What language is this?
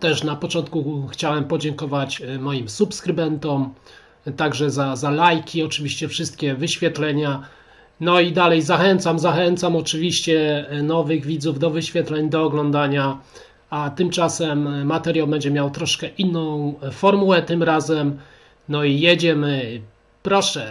Polish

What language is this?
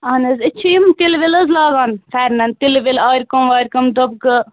Kashmiri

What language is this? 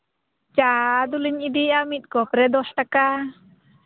Santali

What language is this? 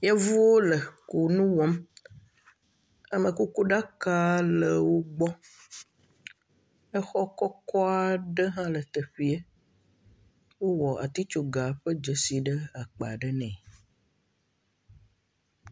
Ewe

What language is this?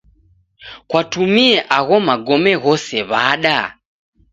Taita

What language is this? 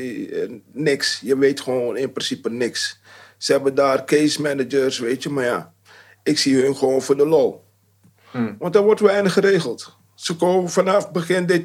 Dutch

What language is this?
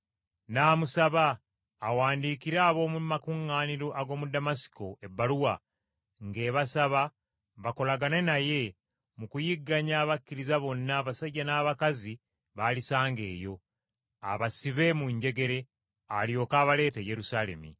Ganda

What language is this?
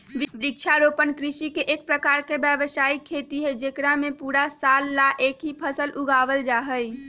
Magahi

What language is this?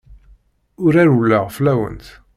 Kabyle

